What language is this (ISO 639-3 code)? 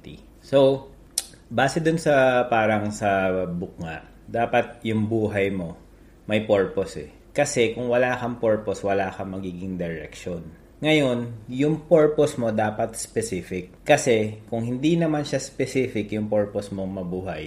fil